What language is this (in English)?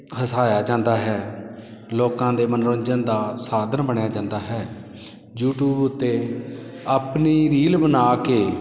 Punjabi